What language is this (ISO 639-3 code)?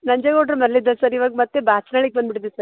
kan